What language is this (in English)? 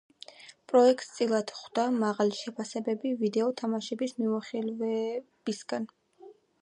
Georgian